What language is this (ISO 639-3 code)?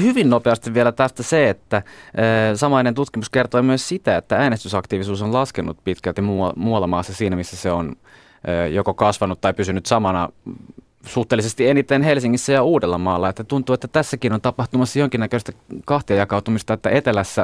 fin